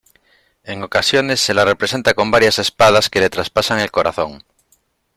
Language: Spanish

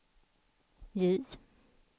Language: Swedish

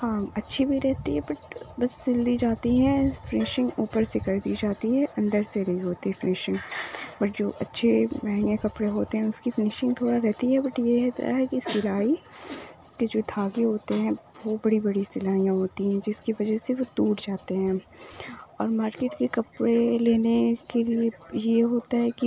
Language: Urdu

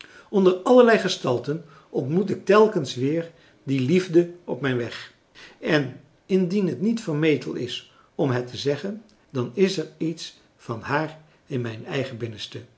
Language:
Dutch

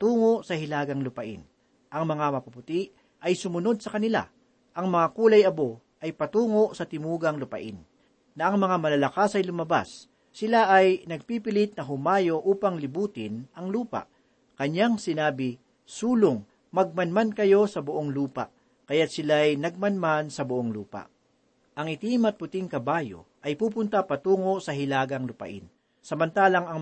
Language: Filipino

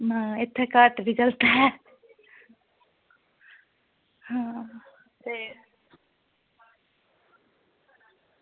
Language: Dogri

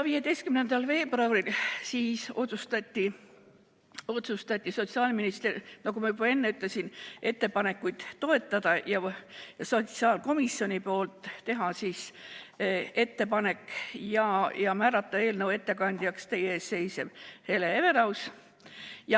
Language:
Estonian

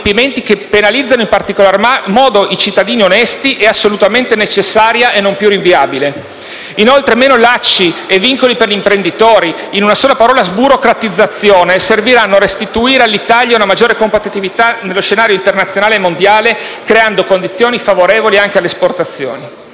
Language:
Italian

